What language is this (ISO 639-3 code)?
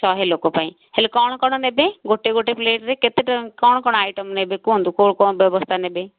ori